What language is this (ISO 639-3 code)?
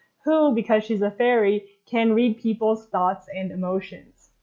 eng